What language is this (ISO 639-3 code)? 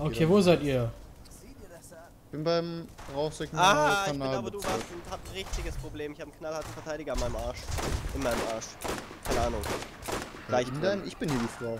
deu